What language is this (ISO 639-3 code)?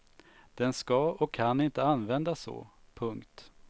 swe